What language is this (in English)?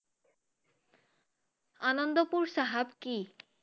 Assamese